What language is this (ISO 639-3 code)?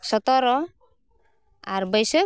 sat